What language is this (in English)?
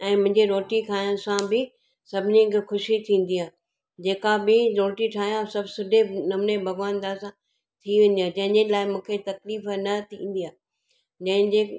Sindhi